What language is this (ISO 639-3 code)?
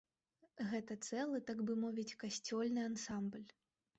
bel